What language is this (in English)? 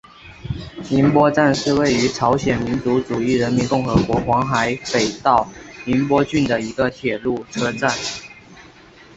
Chinese